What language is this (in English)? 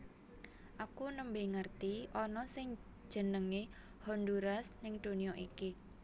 Javanese